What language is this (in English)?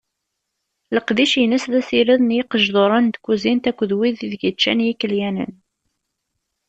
Kabyle